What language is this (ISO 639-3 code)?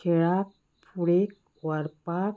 kok